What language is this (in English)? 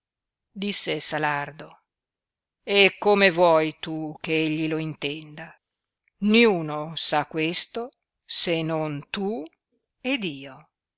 Italian